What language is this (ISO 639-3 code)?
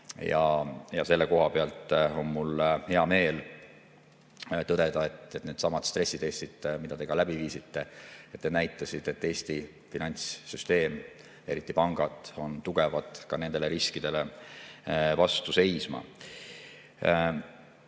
est